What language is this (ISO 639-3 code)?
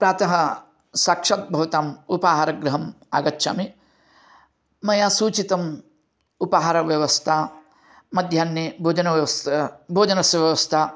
san